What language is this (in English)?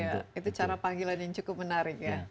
Indonesian